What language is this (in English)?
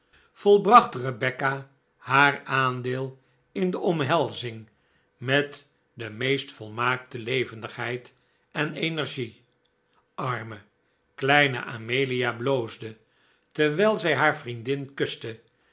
Dutch